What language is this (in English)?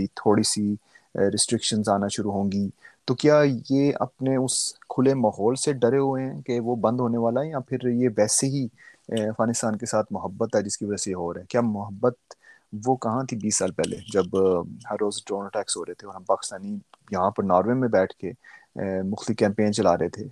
Urdu